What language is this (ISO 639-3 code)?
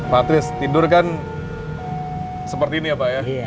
ind